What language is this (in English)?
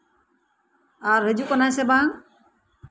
Santali